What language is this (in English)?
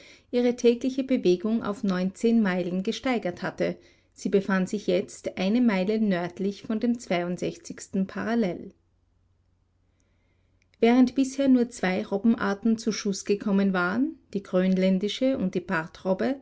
German